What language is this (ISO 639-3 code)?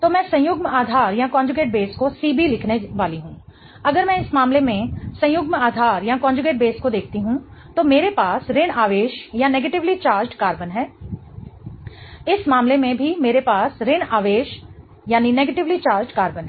hin